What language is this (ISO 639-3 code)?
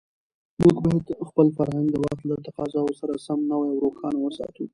pus